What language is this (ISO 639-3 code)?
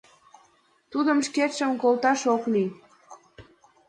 chm